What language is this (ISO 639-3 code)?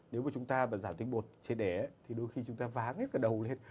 vie